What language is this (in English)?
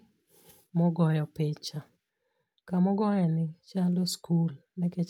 Luo (Kenya and Tanzania)